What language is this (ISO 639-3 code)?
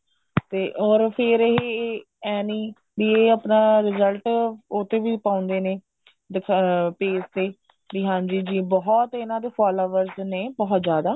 pan